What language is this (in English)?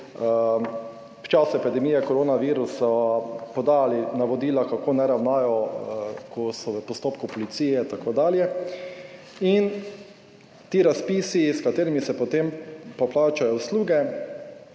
Slovenian